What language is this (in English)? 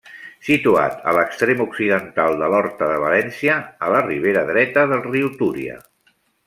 Catalan